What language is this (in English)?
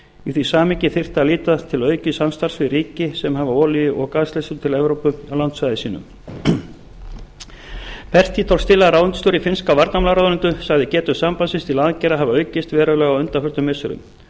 Icelandic